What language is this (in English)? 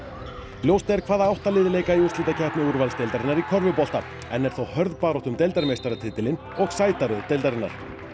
Icelandic